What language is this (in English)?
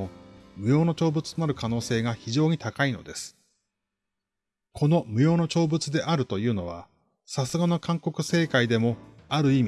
Japanese